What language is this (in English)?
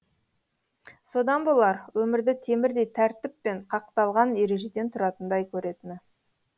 Kazakh